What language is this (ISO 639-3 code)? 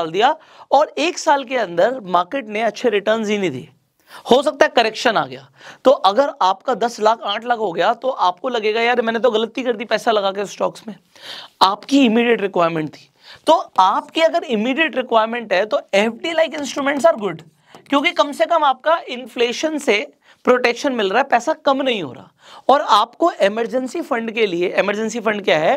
hin